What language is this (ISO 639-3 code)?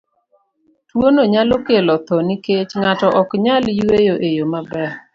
luo